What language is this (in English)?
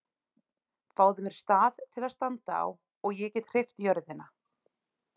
Icelandic